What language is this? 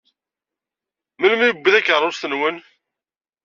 Kabyle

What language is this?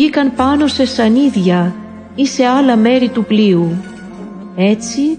Greek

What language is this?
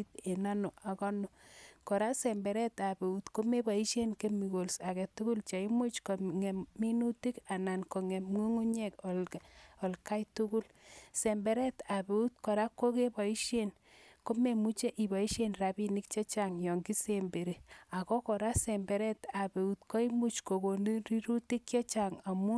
Kalenjin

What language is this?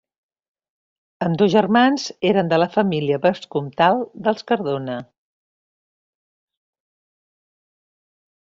Catalan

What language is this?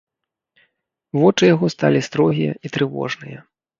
Belarusian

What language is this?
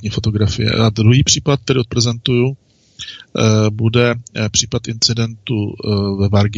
Czech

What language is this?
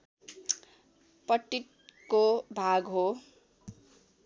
Nepali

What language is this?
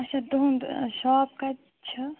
Kashmiri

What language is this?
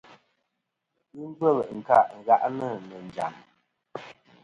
Kom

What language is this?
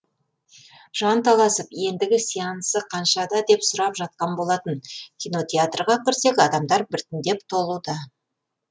Kazakh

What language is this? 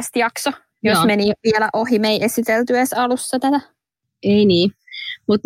Finnish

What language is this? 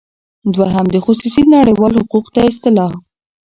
Pashto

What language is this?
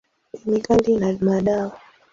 Swahili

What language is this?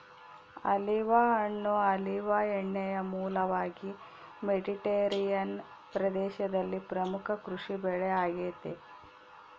Kannada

